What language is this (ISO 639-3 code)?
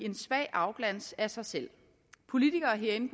dan